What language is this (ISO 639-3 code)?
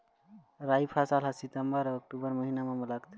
hne